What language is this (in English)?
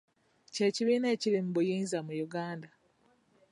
Ganda